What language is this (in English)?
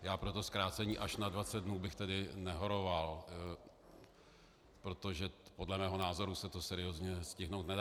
Czech